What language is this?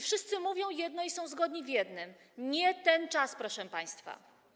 Polish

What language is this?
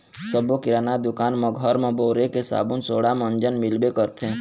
Chhattisgarhi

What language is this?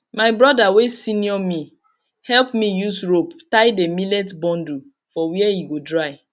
Nigerian Pidgin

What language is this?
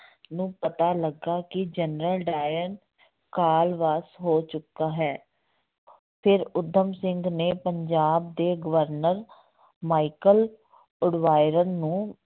Punjabi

